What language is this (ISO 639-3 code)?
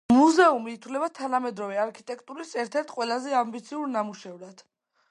kat